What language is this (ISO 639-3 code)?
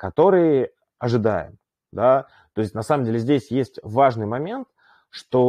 rus